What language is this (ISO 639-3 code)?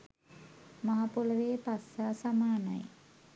sin